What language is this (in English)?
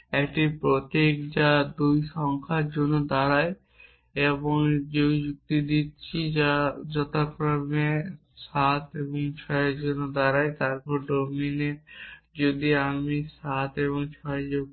Bangla